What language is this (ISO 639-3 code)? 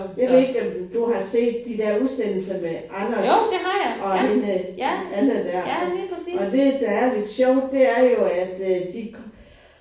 dan